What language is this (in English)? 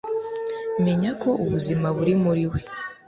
Kinyarwanda